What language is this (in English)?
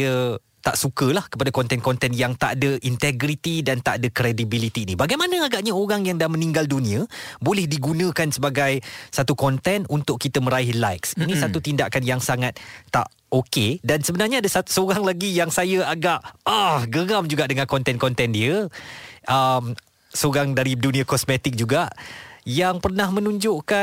Malay